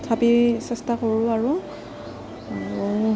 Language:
Assamese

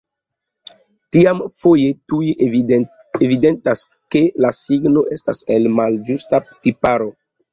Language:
Esperanto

